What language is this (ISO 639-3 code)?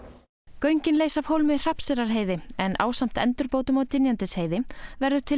isl